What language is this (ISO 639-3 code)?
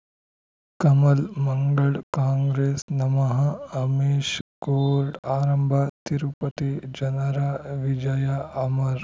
kan